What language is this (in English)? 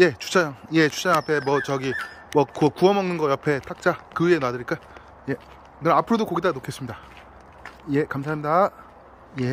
Korean